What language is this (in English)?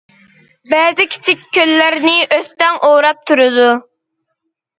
Uyghur